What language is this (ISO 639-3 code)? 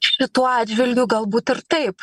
lit